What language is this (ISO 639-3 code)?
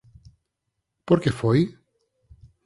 glg